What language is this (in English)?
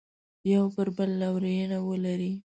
Pashto